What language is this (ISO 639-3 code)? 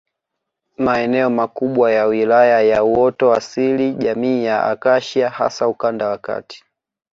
swa